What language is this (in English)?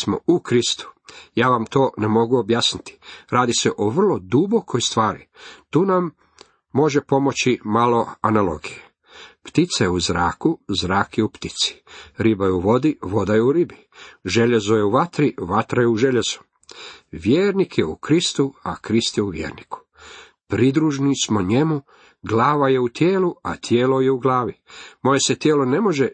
Croatian